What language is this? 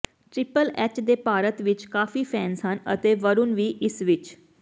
Punjabi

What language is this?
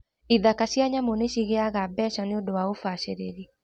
Kikuyu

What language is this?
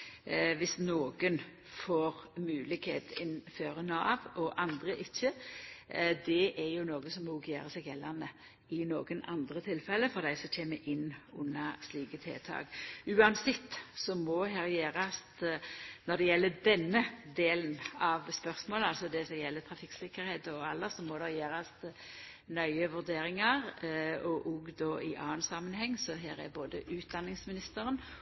Norwegian Nynorsk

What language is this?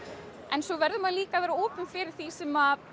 Icelandic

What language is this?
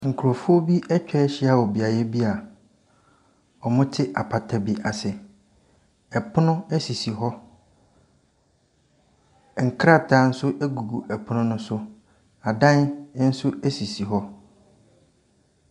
Akan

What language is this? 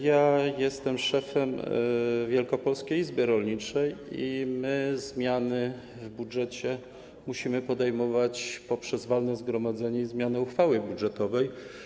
Polish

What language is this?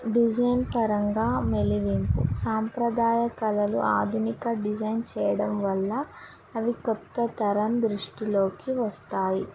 Telugu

